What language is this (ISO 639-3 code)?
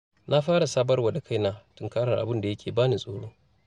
hau